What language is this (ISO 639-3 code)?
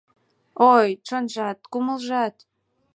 chm